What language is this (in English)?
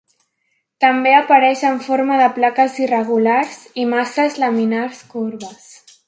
Catalan